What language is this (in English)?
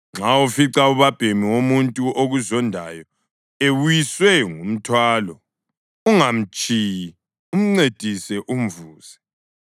North Ndebele